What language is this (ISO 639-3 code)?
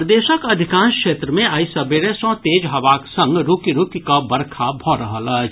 mai